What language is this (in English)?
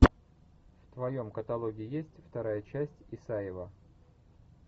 Russian